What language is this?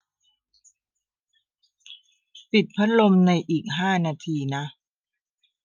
Thai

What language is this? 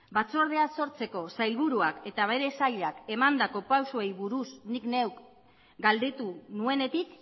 Basque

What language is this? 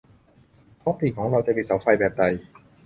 Thai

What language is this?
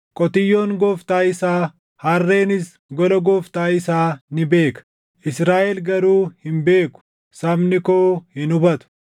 Oromo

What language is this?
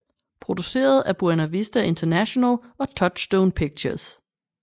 Danish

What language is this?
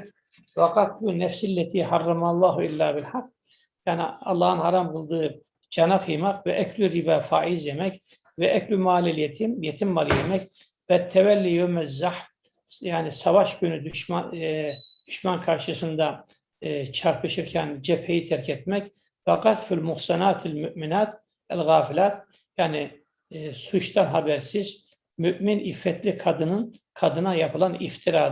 Turkish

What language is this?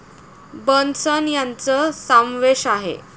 Marathi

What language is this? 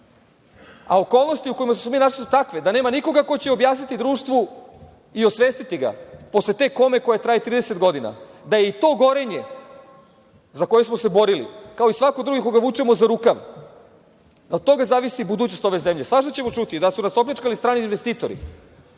Serbian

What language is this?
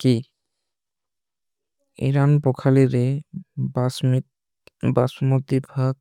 Kui (India)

